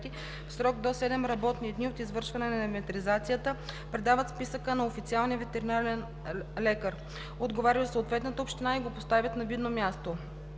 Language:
Bulgarian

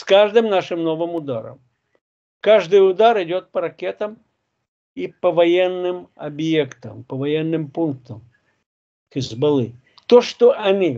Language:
Russian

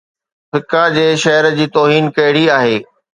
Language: Sindhi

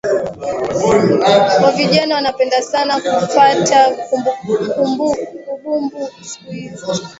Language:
Swahili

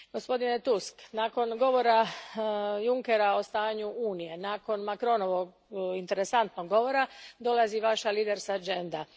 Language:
Croatian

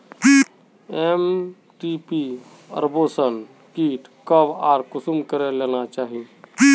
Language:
Magahi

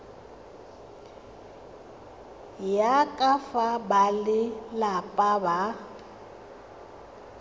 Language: Tswana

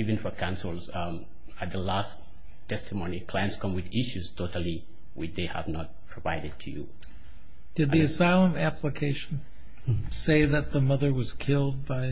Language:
English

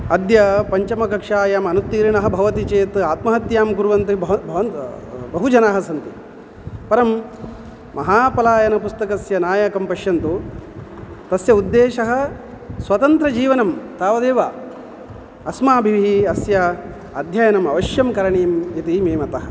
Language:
Sanskrit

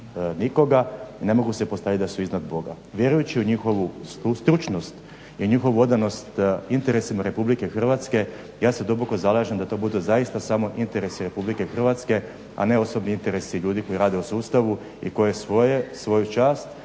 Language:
Croatian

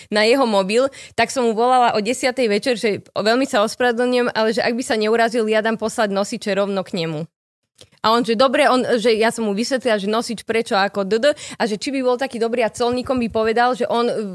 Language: Slovak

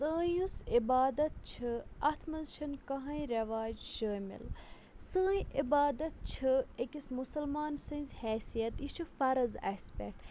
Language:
Kashmiri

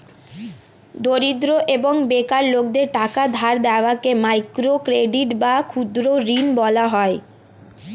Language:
Bangla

